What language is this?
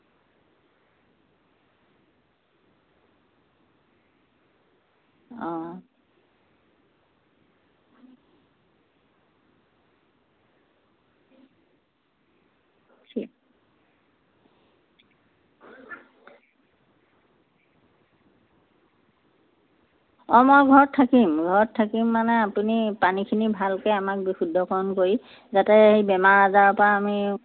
Assamese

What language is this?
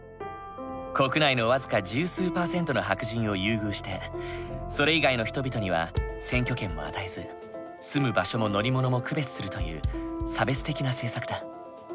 Japanese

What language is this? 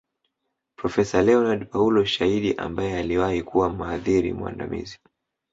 Swahili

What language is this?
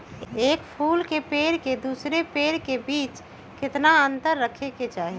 Magahi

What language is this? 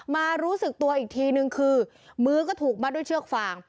Thai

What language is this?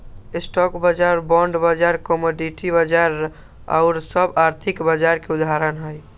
Magahi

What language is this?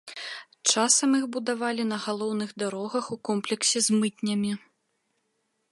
Belarusian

